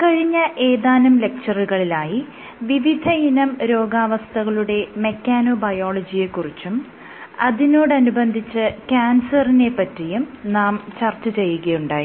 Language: Malayalam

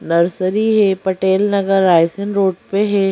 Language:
Hindi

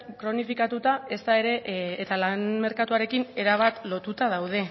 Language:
Basque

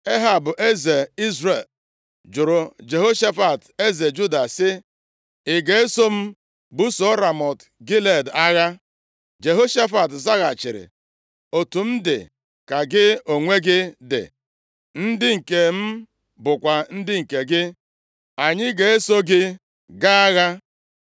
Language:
Igbo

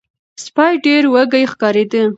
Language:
Pashto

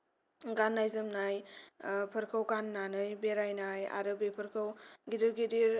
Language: Bodo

